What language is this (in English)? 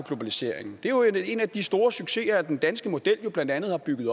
Danish